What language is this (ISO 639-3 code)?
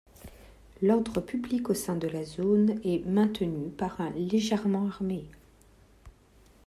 fra